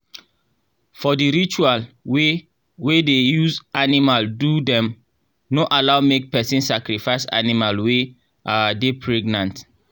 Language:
Nigerian Pidgin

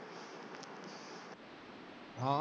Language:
Punjabi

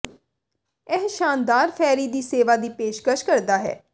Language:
Punjabi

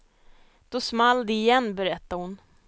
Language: Swedish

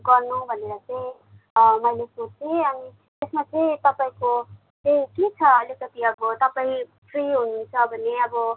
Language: Nepali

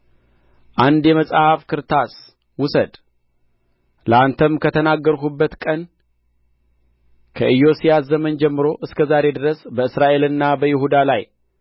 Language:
Amharic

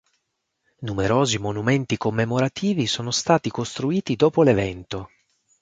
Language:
Italian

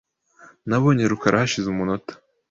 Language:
Kinyarwanda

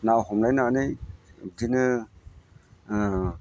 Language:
Bodo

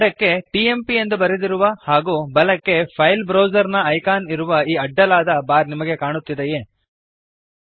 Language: Kannada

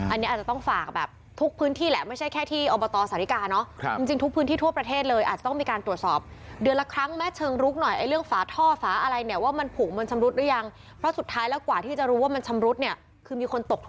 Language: Thai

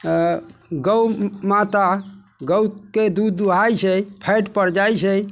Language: Maithili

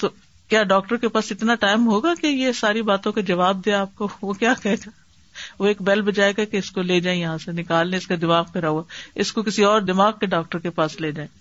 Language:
Urdu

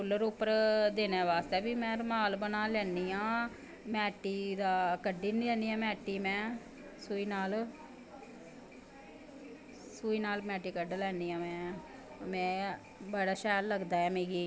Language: Dogri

